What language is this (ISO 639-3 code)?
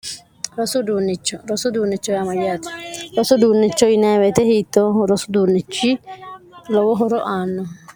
sid